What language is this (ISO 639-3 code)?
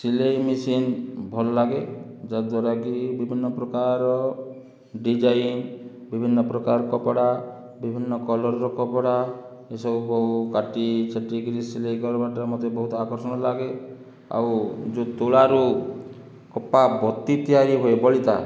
ori